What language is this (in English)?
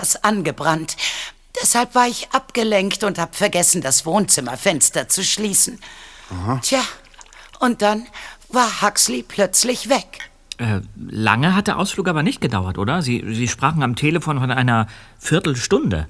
German